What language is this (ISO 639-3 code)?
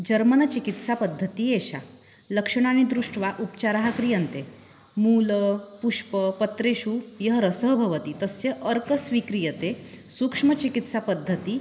san